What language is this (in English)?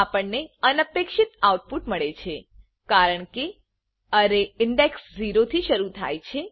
Gujarati